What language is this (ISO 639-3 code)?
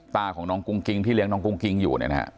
tha